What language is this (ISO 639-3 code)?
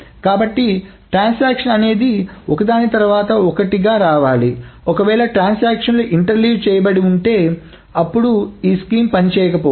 tel